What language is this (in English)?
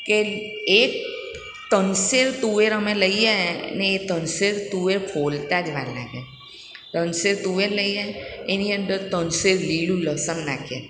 Gujarati